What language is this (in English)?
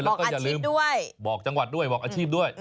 Thai